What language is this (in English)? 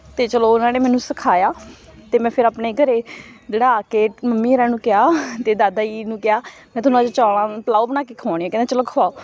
Punjabi